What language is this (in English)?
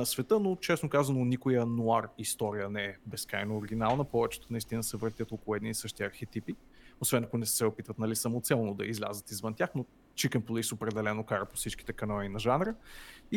Bulgarian